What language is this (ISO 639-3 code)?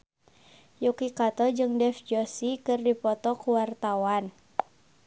sun